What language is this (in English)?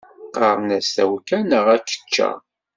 Kabyle